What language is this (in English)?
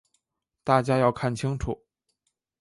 Chinese